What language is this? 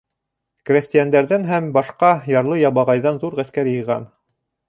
Bashkir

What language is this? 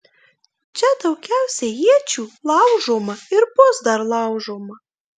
Lithuanian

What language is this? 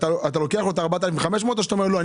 Hebrew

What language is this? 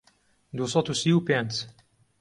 Central Kurdish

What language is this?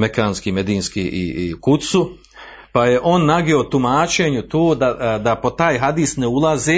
Croatian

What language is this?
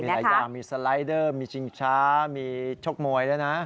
Thai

